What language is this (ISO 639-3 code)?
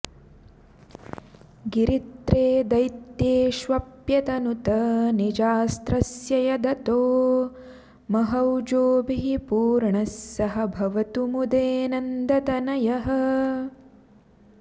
san